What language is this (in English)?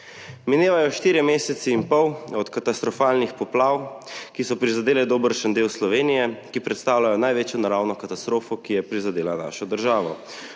Slovenian